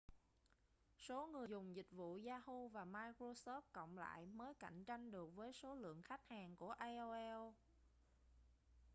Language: Vietnamese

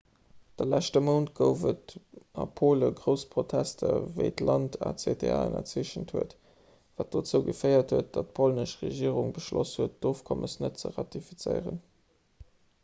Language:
Luxembourgish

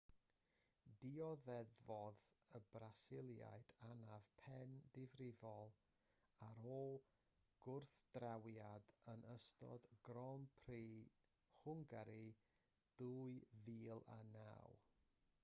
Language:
Welsh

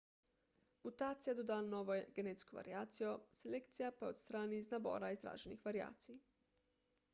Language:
Slovenian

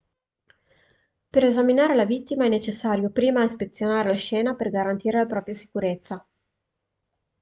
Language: Italian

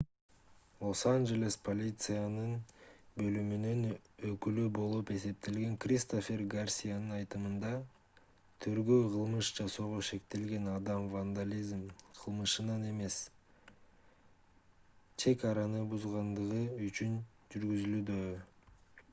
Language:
Kyrgyz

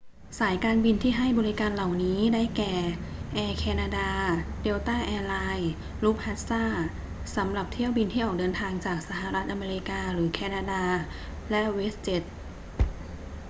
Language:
Thai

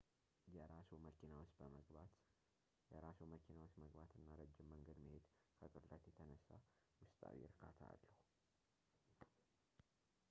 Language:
Amharic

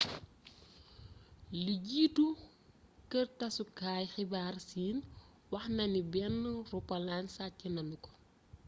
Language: Wolof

